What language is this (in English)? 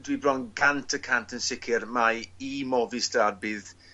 Welsh